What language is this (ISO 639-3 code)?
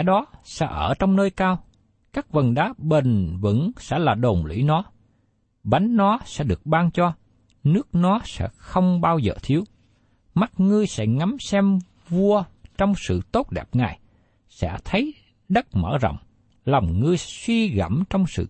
vie